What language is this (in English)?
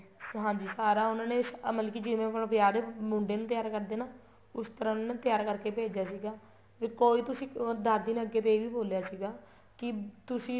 Punjabi